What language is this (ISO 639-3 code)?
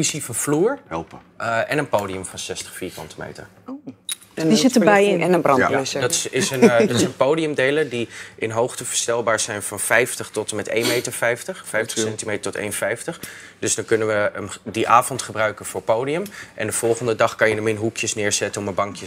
nld